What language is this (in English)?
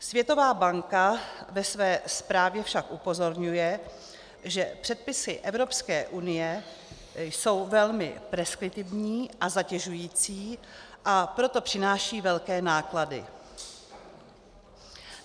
Czech